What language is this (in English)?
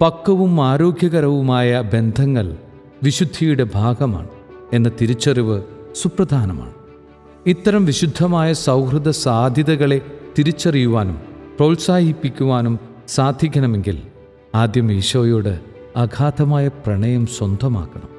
Malayalam